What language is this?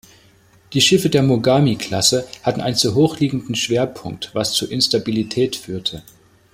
German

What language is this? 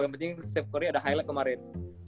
Indonesian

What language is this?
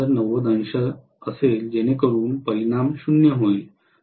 Marathi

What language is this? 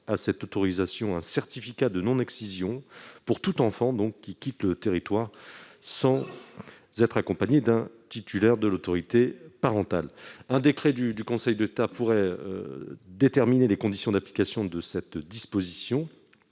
French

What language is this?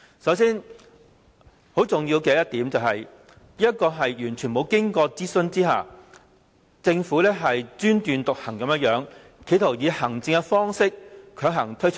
Cantonese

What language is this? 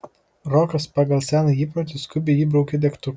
Lithuanian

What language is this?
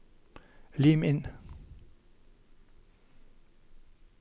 Norwegian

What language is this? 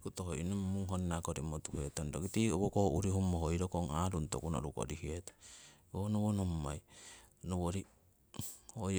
Siwai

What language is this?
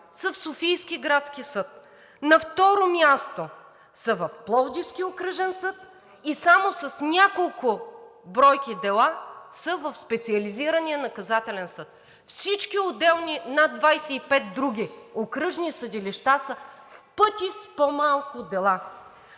Bulgarian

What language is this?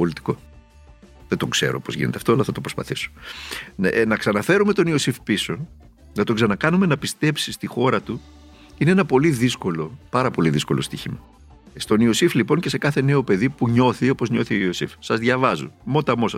Greek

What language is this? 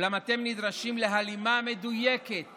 Hebrew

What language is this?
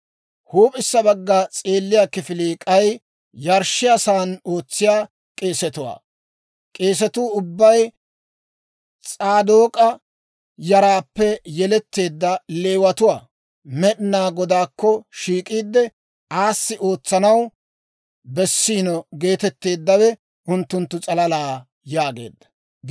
Dawro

